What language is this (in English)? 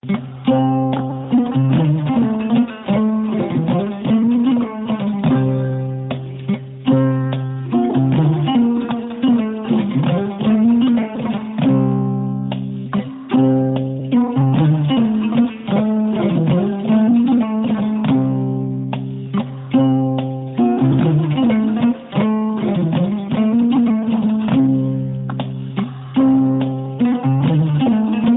Fula